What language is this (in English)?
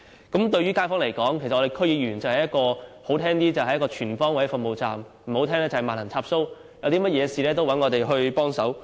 Cantonese